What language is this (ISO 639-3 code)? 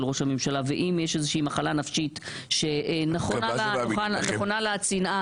heb